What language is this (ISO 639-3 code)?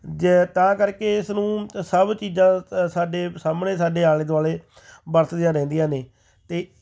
pan